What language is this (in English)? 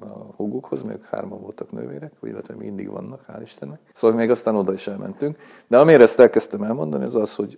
Hungarian